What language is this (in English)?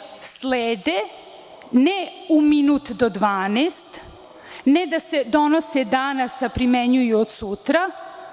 Serbian